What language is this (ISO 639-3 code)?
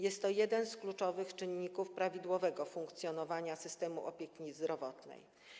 pol